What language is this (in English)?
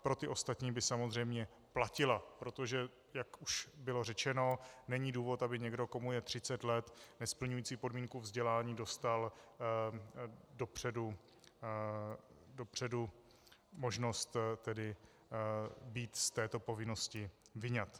Czech